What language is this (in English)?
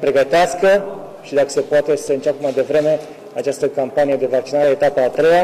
Romanian